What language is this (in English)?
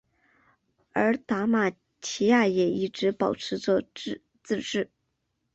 Chinese